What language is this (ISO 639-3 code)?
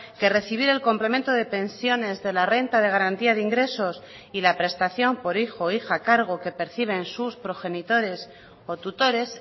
spa